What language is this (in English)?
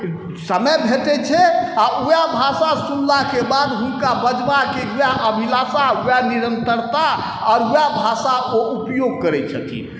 Maithili